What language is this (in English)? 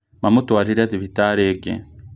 Kikuyu